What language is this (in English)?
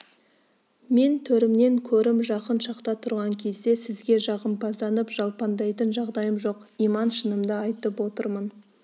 Kazakh